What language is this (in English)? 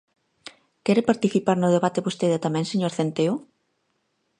Galician